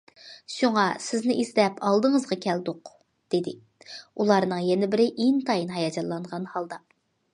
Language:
Uyghur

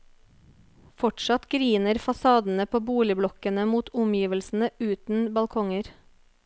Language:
Norwegian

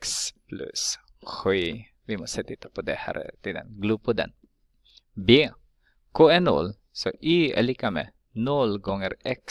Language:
Swedish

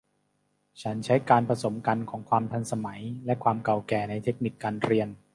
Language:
Thai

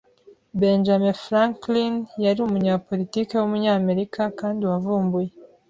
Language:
Kinyarwanda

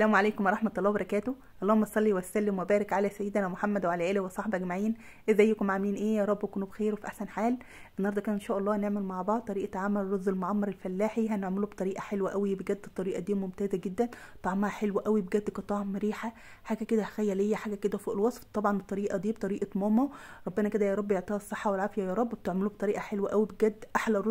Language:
Arabic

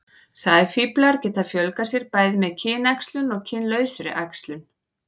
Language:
Icelandic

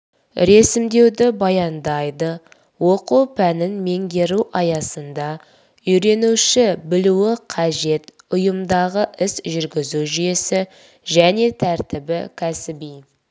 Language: Kazakh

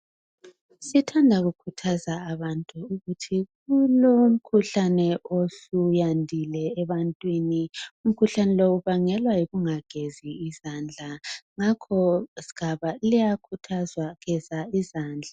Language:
North Ndebele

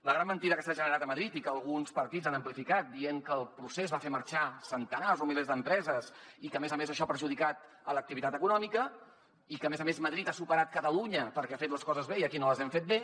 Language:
Catalan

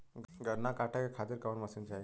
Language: Bhojpuri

